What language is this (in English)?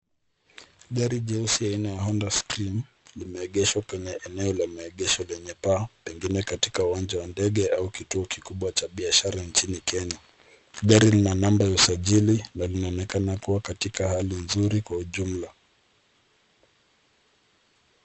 Swahili